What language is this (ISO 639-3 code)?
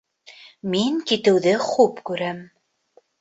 bak